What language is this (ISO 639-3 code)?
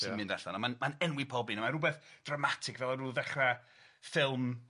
cym